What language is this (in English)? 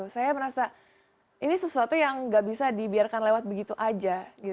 Indonesian